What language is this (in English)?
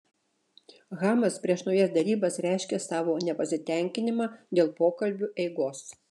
Lithuanian